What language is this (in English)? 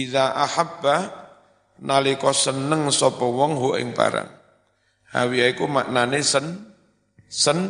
Indonesian